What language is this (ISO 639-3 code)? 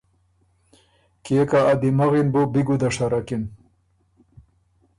oru